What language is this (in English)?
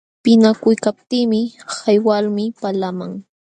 Jauja Wanca Quechua